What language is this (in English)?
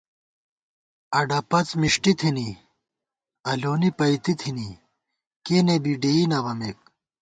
Gawar-Bati